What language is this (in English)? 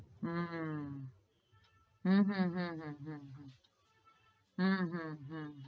Gujarati